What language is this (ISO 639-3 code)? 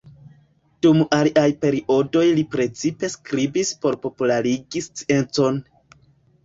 epo